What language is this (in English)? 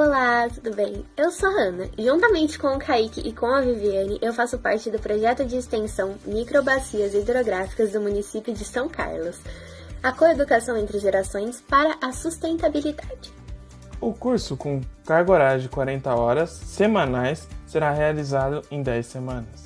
Portuguese